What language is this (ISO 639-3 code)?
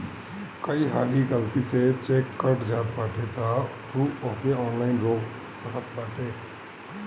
bho